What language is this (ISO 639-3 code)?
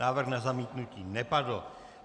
ces